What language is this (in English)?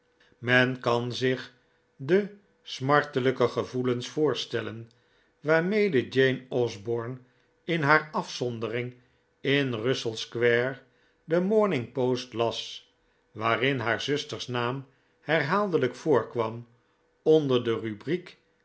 Dutch